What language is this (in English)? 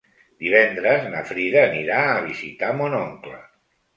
Catalan